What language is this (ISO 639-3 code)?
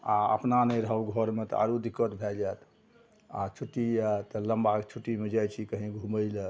mai